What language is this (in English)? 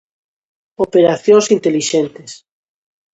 Galician